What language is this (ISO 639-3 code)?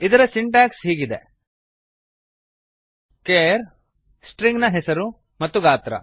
kan